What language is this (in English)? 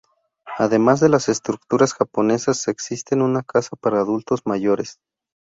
Spanish